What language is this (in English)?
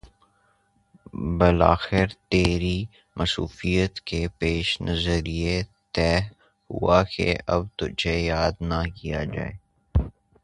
Urdu